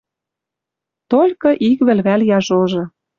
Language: Western Mari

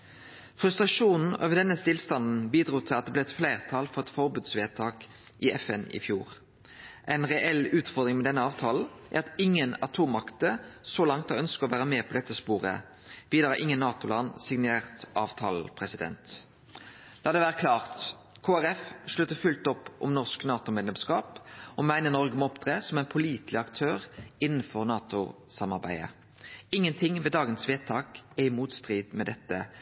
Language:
Norwegian Nynorsk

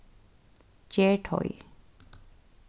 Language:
Faroese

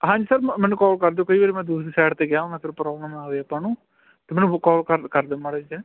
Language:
Punjabi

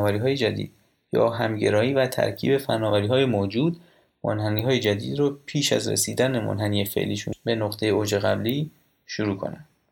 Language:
Persian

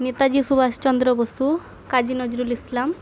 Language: Bangla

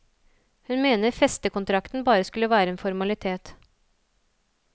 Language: Norwegian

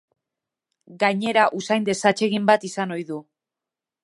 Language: Basque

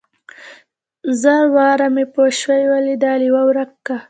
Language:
Pashto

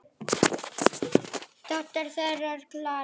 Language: Icelandic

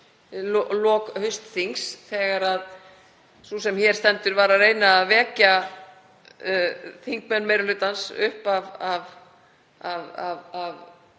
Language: Icelandic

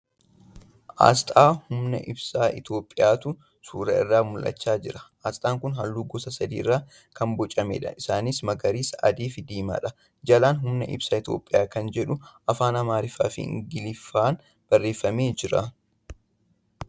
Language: Oromo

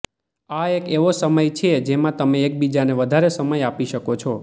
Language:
Gujarati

